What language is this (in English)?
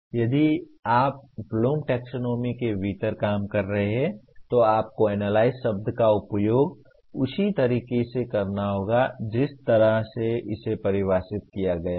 Hindi